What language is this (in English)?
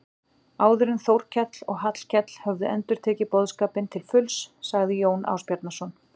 Icelandic